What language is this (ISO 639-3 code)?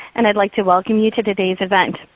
eng